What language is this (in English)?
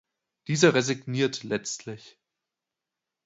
German